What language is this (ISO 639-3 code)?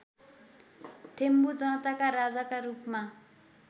nep